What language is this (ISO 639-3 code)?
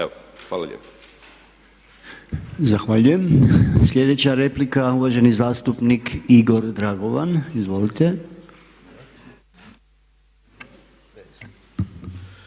hrv